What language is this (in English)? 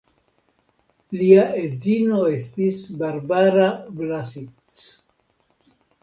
Esperanto